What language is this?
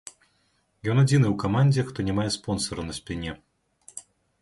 Belarusian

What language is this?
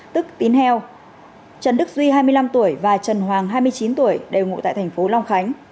Vietnamese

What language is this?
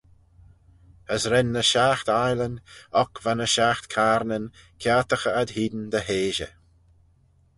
Manx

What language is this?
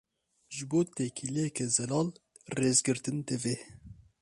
Kurdish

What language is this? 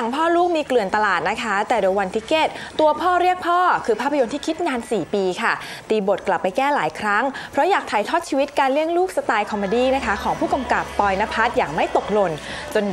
Thai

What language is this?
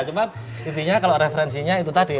Indonesian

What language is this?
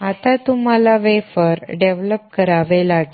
Marathi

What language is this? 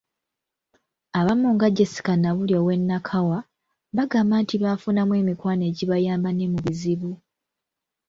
Ganda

